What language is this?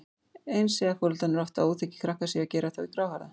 Icelandic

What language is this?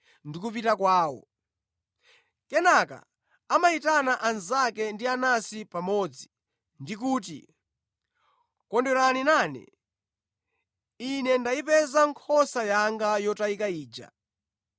Nyanja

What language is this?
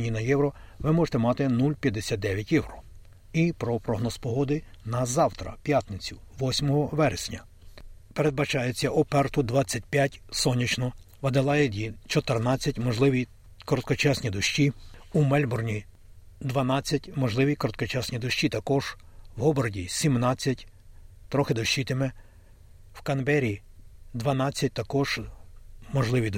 Ukrainian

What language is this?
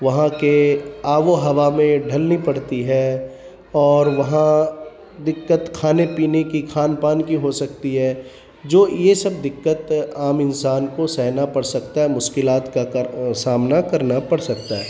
Urdu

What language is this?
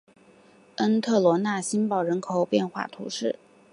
Chinese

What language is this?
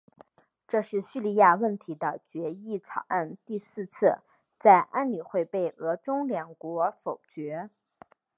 Chinese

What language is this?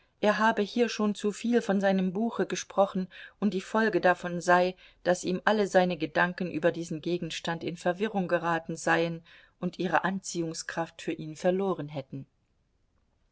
German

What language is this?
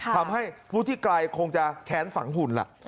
Thai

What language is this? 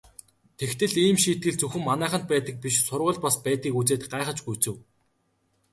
Mongolian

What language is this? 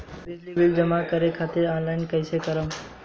Bhojpuri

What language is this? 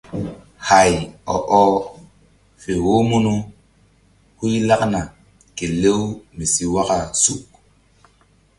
Mbum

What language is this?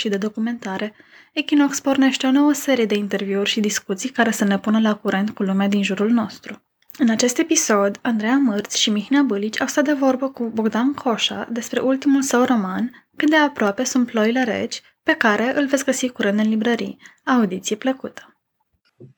Romanian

